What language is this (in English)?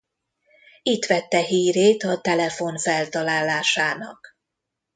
Hungarian